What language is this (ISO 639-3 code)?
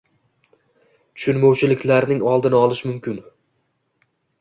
uzb